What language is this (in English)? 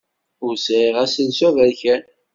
Kabyle